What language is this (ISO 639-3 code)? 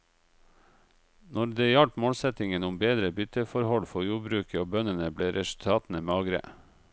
nor